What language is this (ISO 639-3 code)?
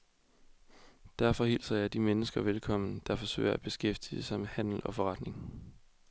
dan